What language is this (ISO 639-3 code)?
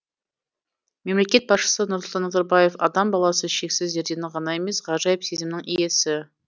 kaz